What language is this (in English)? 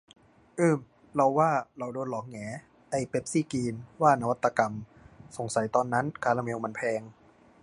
Thai